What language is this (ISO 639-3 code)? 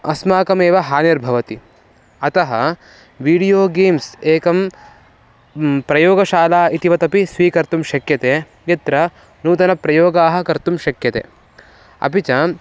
san